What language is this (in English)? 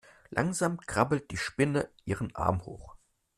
German